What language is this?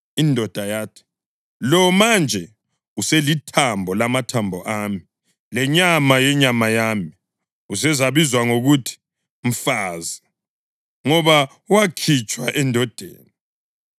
North Ndebele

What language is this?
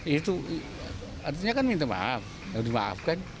Indonesian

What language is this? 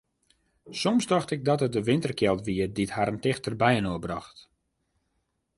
Western Frisian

